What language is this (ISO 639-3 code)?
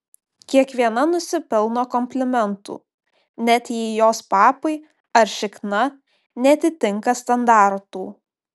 lit